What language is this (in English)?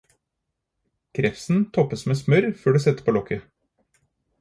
Norwegian Bokmål